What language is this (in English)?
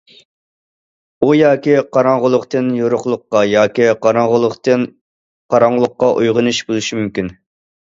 Uyghur